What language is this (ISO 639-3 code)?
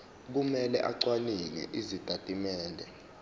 zul